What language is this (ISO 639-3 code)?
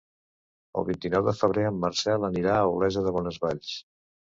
cat